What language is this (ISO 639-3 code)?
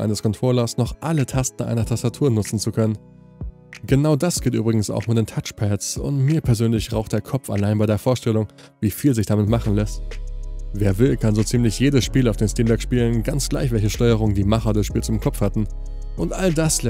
deu